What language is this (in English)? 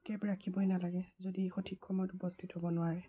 Assamese